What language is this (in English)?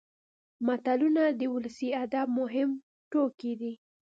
Pashto